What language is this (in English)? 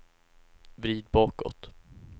Swedish